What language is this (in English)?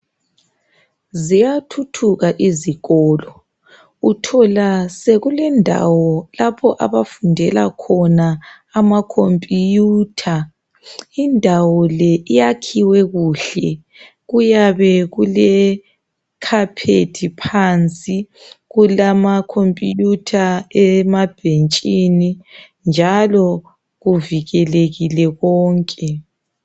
North Ndebele